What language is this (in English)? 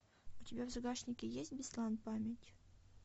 Russian